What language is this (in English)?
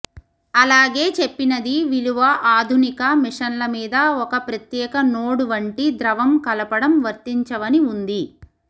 Telugu